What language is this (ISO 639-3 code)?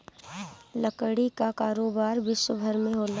bho